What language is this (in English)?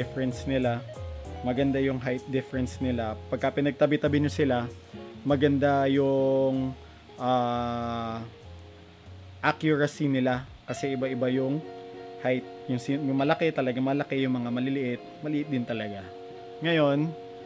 Filipino